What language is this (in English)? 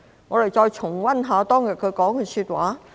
Cantonese